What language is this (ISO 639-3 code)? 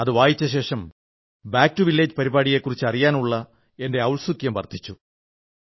mal